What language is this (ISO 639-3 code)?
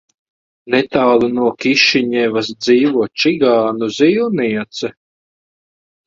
lav